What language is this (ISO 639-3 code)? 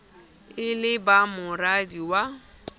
sot